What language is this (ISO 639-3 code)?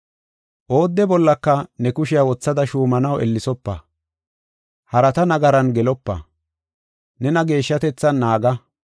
gof